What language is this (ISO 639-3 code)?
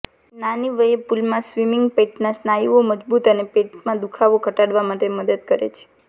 guj